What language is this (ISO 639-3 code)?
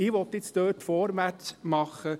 gsw